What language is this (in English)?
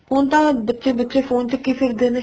Punjabi